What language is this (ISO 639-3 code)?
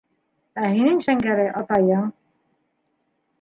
bak